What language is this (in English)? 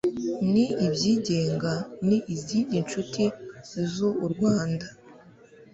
Kinyarwanda